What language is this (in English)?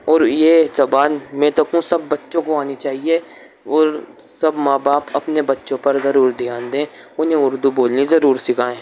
Urdu